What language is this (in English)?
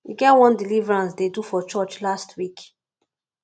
Nigerian Pidgin